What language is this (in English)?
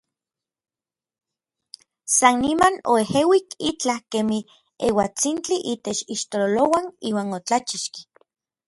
Orizaba Nahuatl